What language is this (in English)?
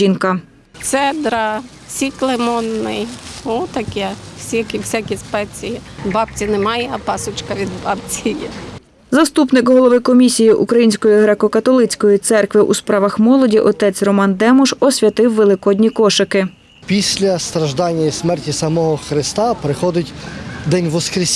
Ukrainian